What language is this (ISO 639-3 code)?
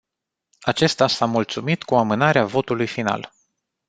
ron